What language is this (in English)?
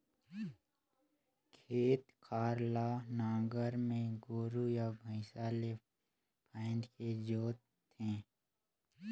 Chhattisgarhi